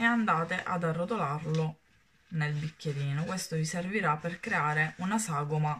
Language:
Italian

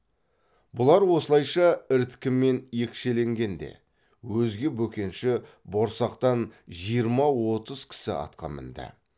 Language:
Kazakh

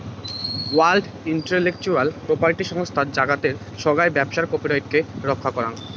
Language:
Bangla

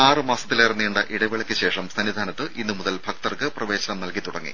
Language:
Malayalam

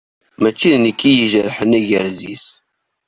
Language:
Kabyle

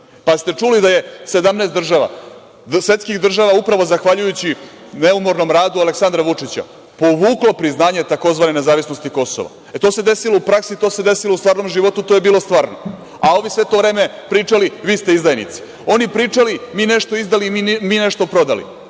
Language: Serbian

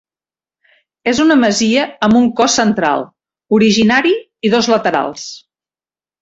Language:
Catalan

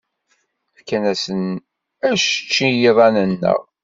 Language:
Kabyle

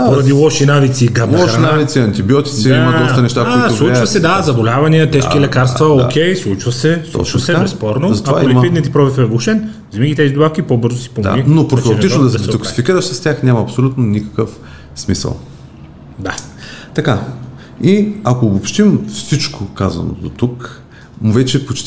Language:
Bulgarian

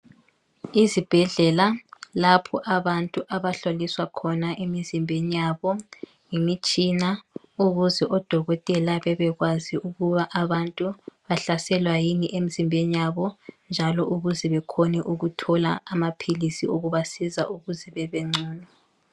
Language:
North Ndebele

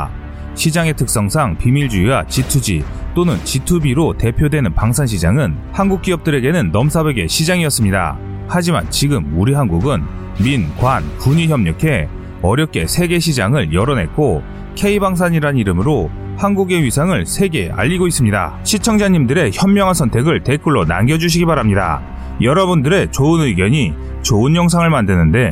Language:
Korean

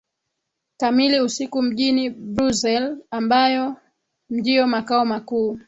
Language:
Swahili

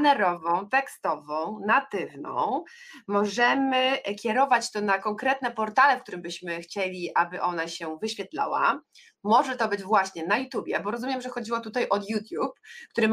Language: Polish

